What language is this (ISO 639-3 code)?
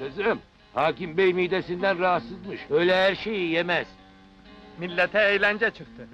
tur